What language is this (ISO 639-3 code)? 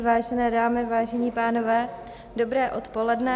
ces